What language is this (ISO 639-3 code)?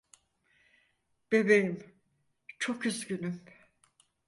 tur